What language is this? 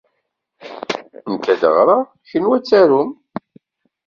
Kabyle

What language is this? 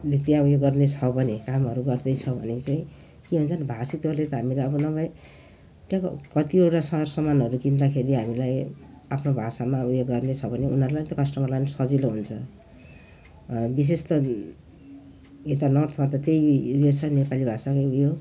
Nepali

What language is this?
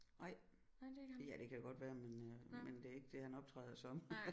Danish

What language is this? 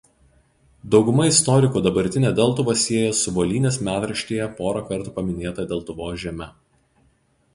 Lithuanian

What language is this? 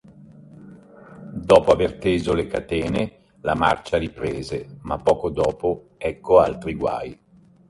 Italian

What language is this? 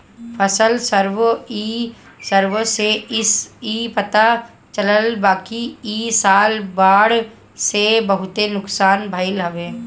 Bhojpuri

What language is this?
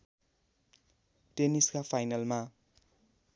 Nepali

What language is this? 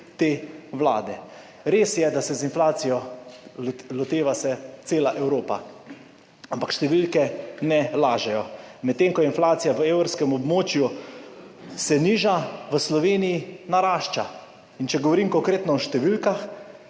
Slovenian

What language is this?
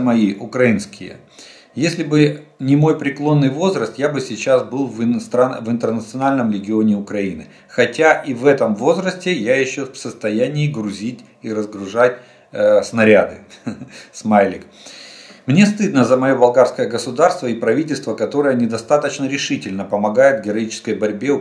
Russian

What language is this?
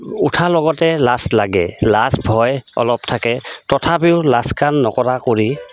Assamese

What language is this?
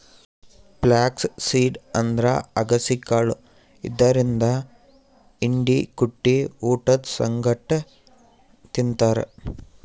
Kannada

